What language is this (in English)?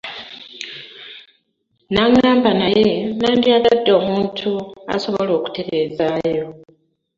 Ganda